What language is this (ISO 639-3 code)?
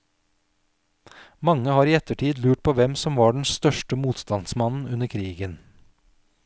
nor